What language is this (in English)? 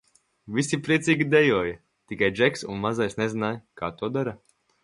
Latvian